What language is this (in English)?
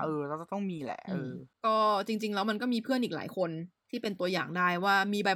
Thai